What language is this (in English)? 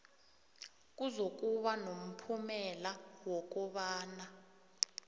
South Ndebele